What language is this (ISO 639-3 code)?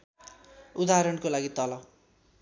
nep